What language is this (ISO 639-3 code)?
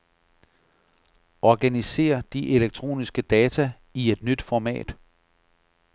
dan